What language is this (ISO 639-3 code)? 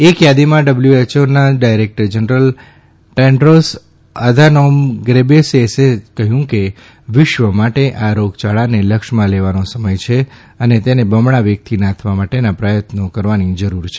guj